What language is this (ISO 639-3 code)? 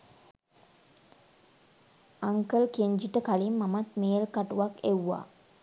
sin